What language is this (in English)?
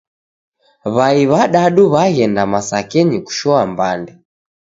Taita